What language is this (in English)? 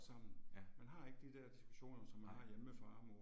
Danish